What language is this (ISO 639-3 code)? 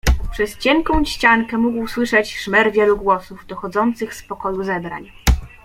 pol